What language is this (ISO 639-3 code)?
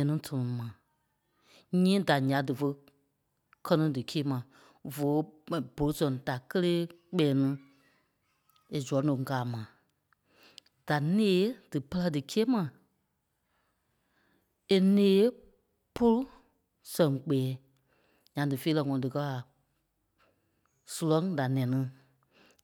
kpe